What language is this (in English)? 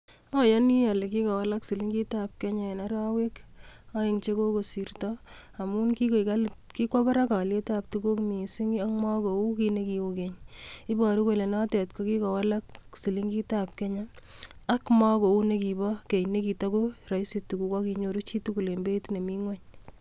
Kalenjin